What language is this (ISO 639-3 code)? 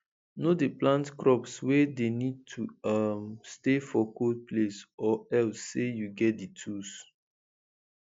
pcm